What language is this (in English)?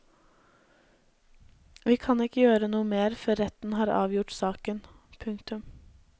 Norwegian